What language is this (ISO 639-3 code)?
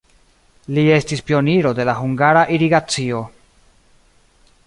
epo